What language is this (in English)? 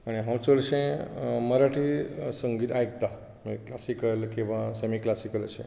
Konkani